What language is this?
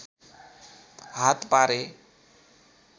Nepali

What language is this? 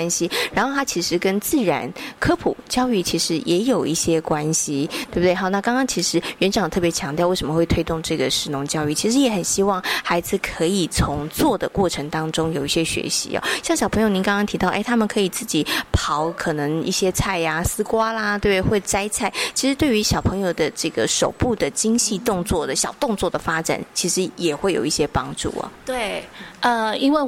Chinese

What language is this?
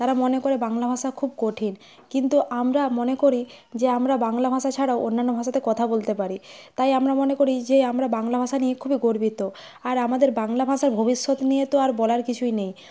Bangla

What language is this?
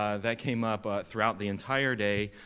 English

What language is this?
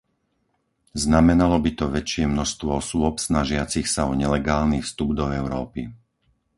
Slovak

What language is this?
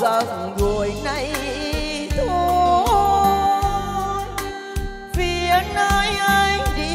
Vietnamese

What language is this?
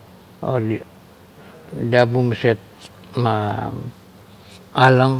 Kuot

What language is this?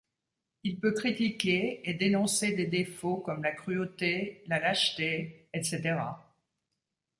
French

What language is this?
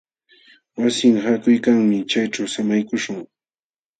Jauja Wanca Quechua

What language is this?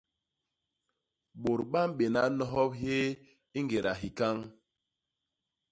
Basaa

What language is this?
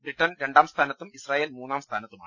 Malayalam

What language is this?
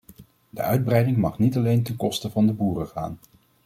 Dutch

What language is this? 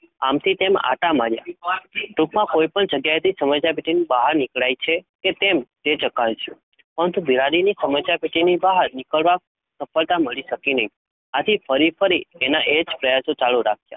Gujarati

